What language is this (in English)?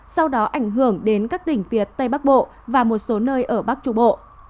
Vietnamese